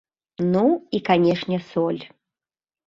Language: Belarusian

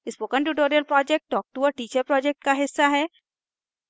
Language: Hindi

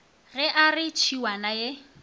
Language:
Northern Sotho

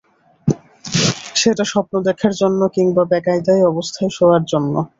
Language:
Bangla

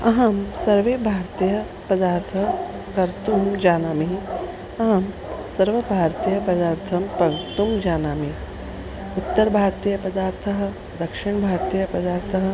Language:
Sanskrit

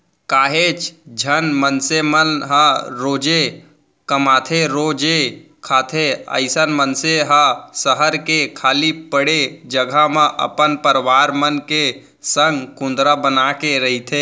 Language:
Chhattisgarhi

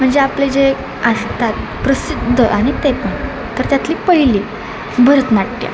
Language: Marathi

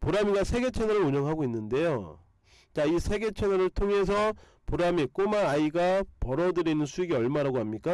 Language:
Korean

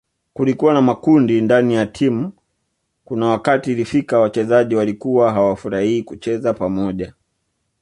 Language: Swahili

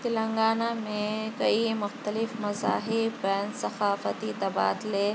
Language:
Urdu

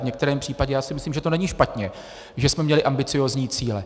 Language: Czech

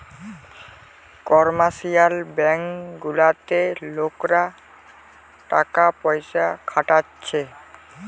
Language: Bangla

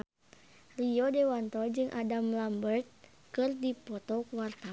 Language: Sundanese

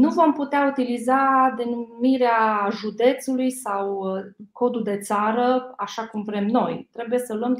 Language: Romanian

